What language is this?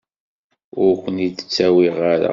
Kabyle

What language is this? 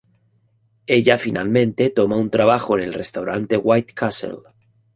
Spanish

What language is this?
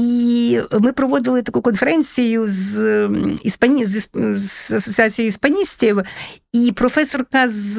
Ukrainian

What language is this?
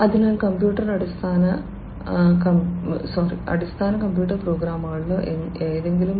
Malayalam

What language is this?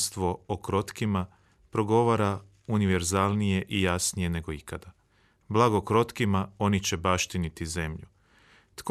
Croatian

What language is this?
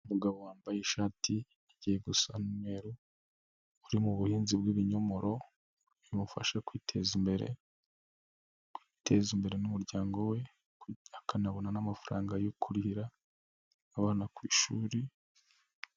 Kinyarwanda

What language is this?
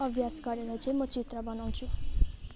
Nepali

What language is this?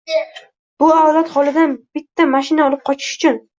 Uzbek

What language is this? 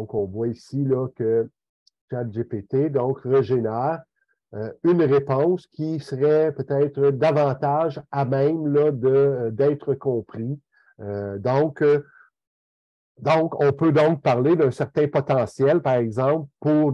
French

